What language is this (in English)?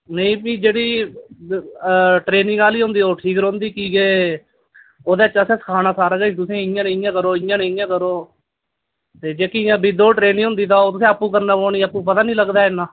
Dogri